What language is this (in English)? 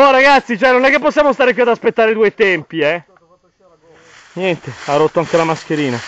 Italian